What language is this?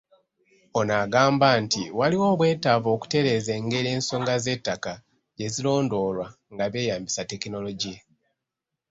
Ganda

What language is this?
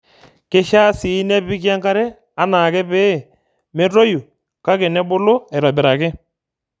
Masai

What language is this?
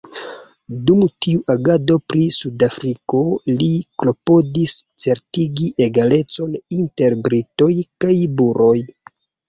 Esperanto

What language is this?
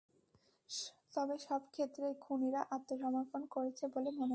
Bangla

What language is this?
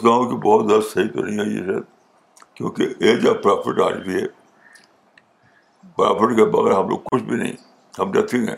Urdu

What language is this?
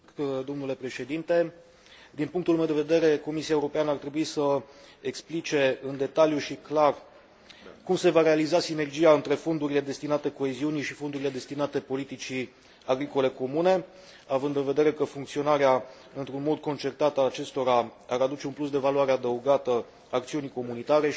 Romanian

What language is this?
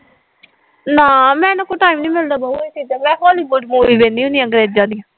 Punjabi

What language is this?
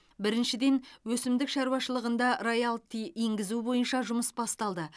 Kazakh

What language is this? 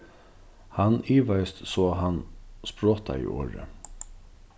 Faroese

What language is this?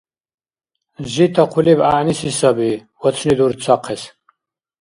Dargwa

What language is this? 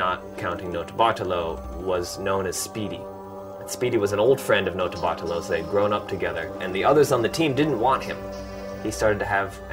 Persian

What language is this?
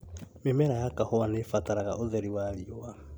Kikuyu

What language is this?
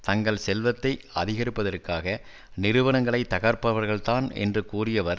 Tamil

